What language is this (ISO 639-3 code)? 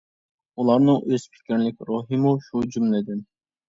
uig